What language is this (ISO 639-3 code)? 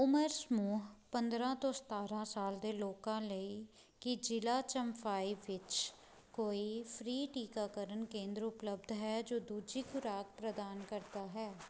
pan